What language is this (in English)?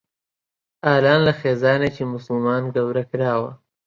Central Kurdish